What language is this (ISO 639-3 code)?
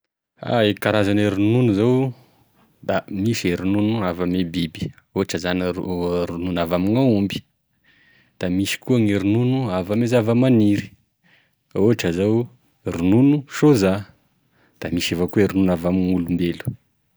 tkg